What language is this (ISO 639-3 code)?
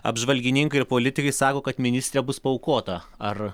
lit